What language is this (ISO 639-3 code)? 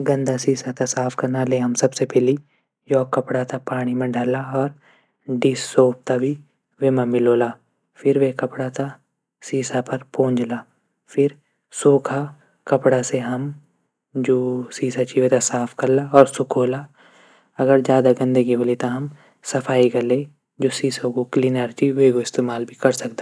gbm